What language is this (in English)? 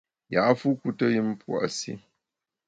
Bamun